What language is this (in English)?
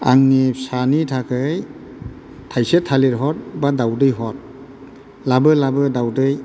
Bodo